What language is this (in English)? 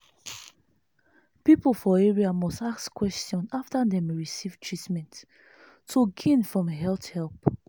Nigerian Pidgin